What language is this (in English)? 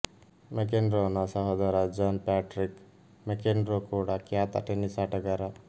Kannada